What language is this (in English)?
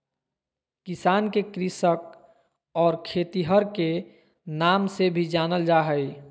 Magahi